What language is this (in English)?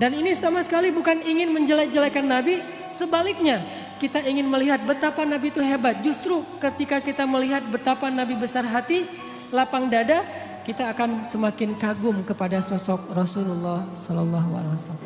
Indonesian